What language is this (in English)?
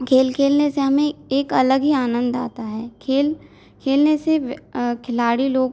Hindi